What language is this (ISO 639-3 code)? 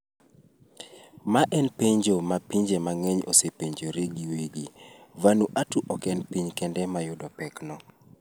luo